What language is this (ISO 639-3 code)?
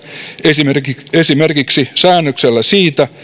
fin